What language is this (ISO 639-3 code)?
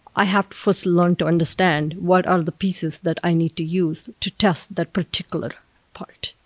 eng